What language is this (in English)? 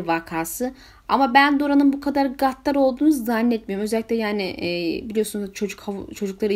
Turkish